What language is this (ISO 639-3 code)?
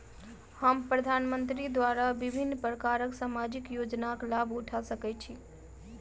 mai